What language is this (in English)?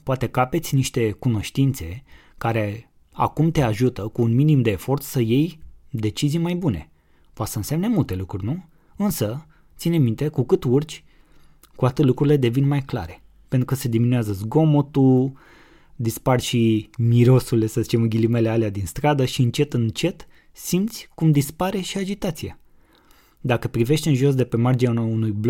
Romanian